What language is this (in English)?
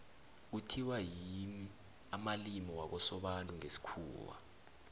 South Ndebele